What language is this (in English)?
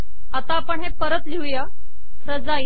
Marathi